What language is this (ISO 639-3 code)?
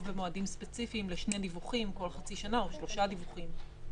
heb